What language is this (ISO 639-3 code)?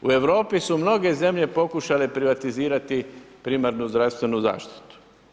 hrv